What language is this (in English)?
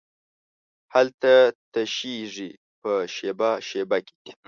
Pashto